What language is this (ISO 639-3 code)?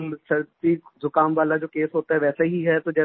hin